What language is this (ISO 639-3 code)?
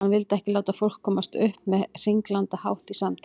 isl